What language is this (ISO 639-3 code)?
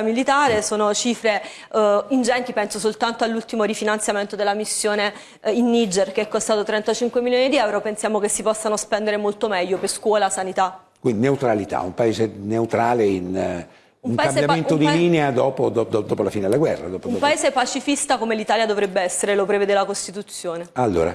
ita